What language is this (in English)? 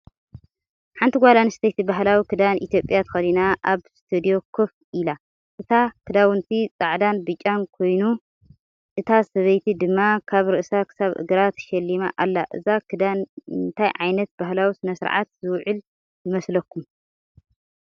Tigrinya